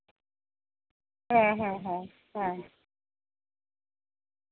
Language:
Santali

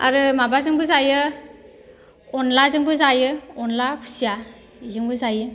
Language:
Bodo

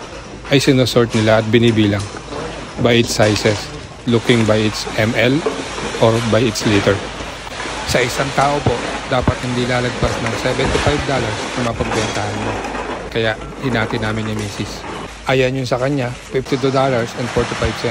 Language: Filipino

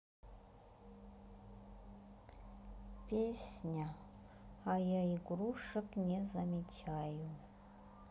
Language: Russian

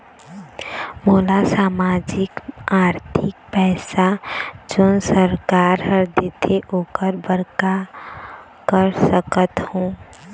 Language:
Chhattisgarhi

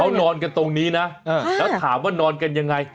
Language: Thai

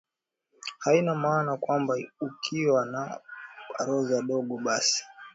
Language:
Swahili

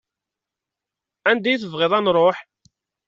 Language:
Kabyle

